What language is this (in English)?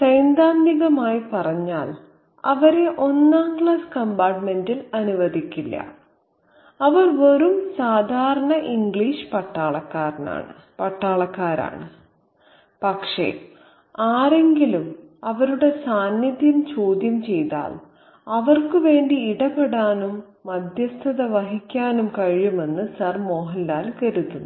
Malayalam